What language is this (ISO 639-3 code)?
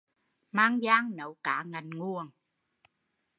vie